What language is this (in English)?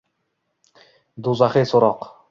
Uzbek